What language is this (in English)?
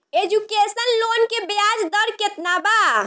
Bhojpuri